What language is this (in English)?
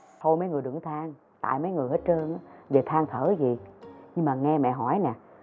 Vietnamese